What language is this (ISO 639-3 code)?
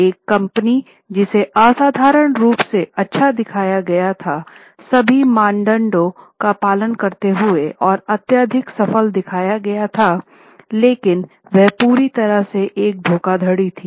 hin